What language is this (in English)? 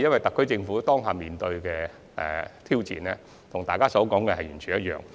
Cantonese